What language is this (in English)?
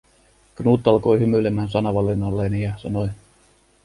Finnish